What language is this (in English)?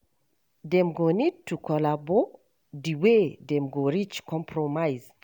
Nigerian Pidgin